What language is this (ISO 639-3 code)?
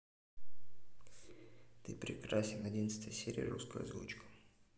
rus